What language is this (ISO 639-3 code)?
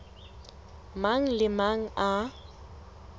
sot